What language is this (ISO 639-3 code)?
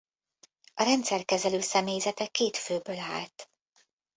hun